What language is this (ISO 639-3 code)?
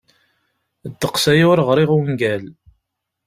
kab